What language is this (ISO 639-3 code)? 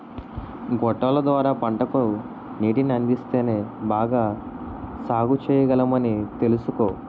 tel